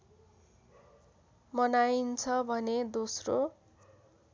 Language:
Nepali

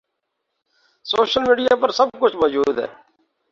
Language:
Urdu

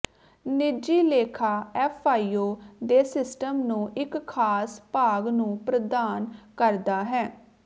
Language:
Punjabi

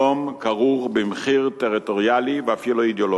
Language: Hebrew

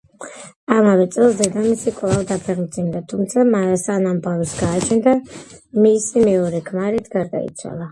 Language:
Georgian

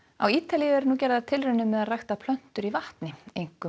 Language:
Icelandic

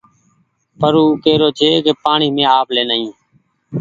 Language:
Goaria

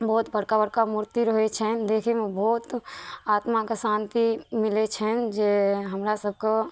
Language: Maithili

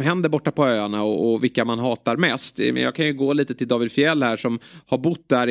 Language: Swedish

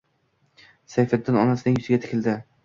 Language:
Uzbek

